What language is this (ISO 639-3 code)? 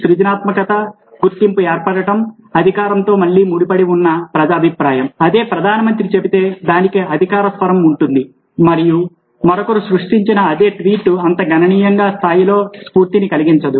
tel